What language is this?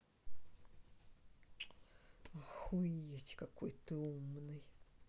Russian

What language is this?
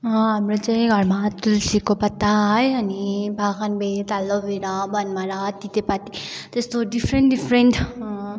Nepali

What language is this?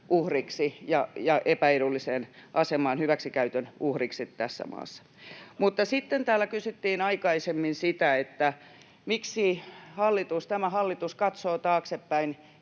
Finnish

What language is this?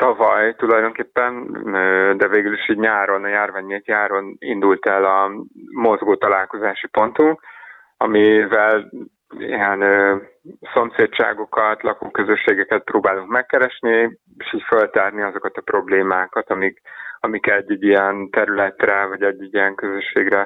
Hungarian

